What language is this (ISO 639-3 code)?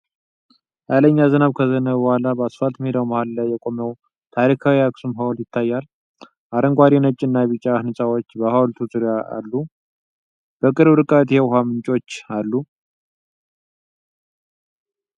amh